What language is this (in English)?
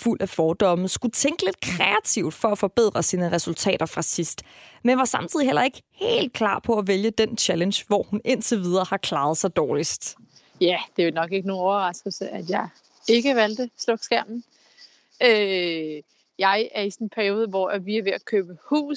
Danish